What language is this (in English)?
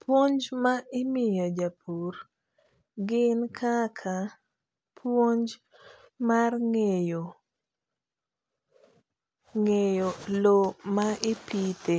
Luo (Kenya and Tanzania)